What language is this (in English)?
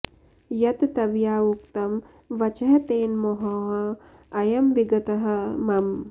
Sanskrit